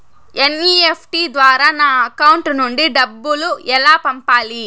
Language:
Telugu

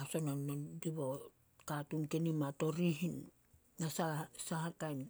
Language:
Solos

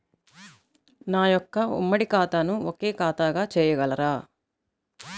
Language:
Telugu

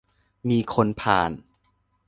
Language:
Thai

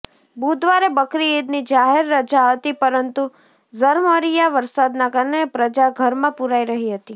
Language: Gujarati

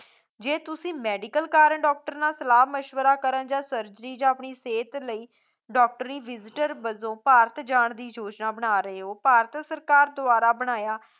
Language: Punjabi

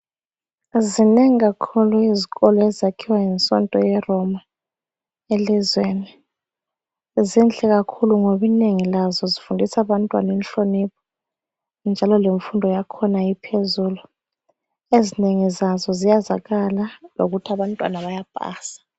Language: North Ndebele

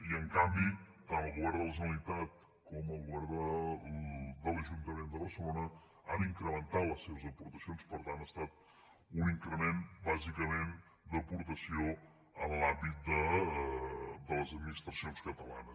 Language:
Catalan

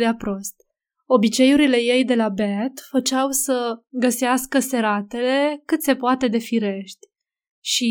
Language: Romanian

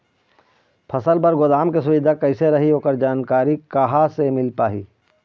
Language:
Chhattisgarhi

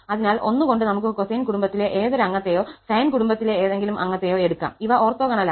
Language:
Malayalam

